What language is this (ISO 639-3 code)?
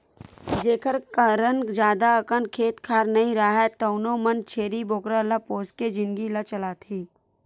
hne